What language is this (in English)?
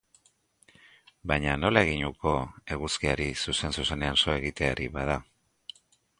Basque